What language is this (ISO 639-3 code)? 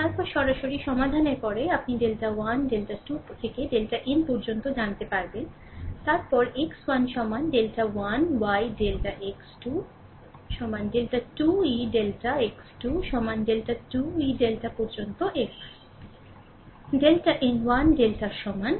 ben